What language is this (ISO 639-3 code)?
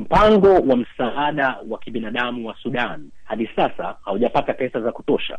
swa